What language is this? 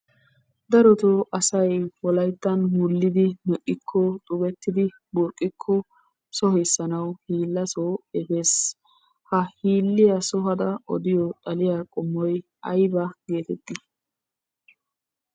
Wolaytta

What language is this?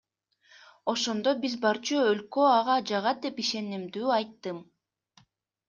Kyrgyz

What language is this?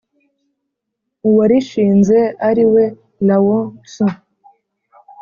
Kinyarwanda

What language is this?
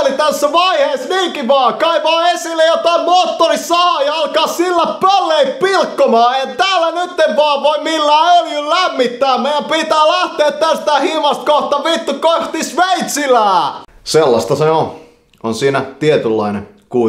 Finnish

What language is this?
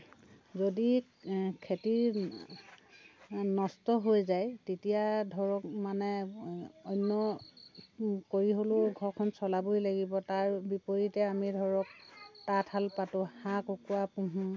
Assamese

